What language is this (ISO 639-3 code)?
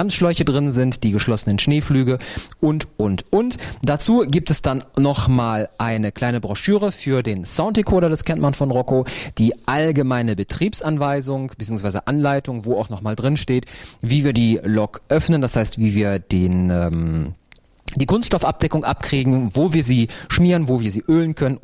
deu